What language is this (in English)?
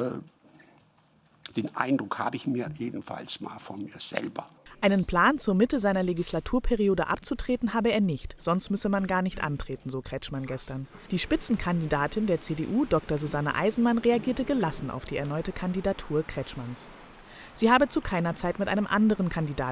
German